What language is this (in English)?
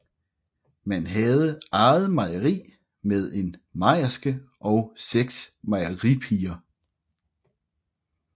Danish